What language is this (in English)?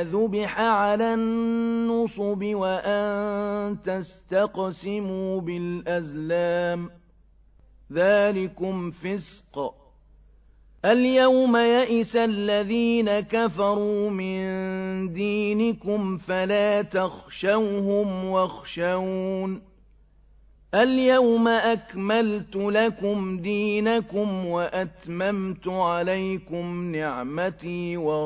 Arabic